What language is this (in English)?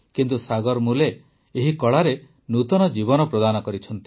Odia